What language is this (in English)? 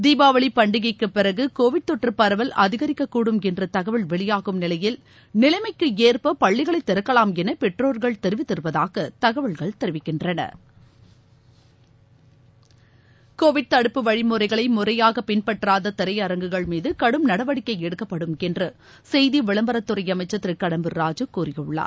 Tamil